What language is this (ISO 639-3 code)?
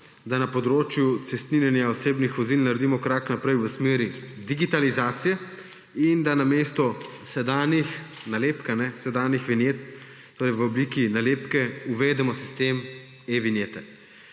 slv